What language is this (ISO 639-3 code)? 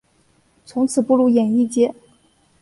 zho